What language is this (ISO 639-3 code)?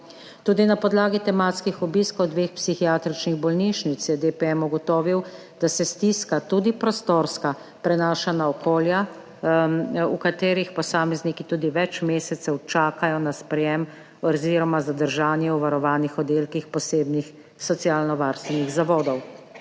slv